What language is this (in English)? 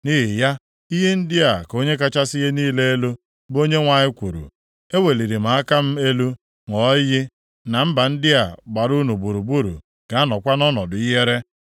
Igbo